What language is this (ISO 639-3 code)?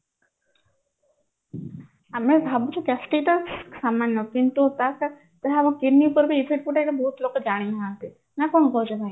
ori